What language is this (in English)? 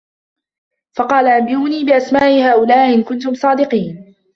Arabic